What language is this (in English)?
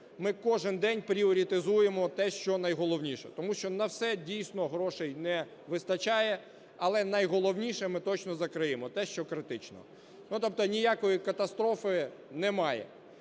Ukrainian